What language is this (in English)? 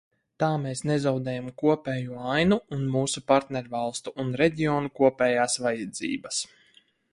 Latvian